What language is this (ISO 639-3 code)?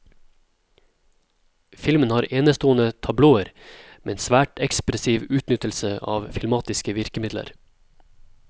nor